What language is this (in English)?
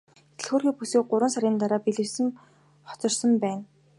Mongolian